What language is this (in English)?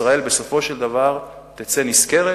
Hebrew